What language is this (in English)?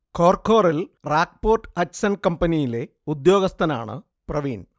Malayalam